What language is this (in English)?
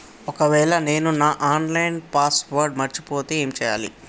Telugu